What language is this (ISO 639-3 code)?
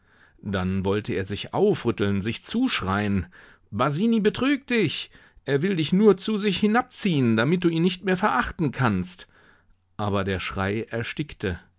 deu